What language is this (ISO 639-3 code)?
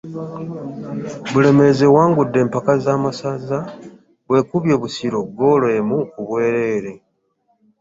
lug